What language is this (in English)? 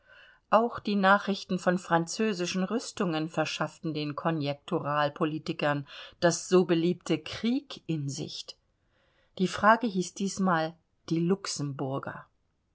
German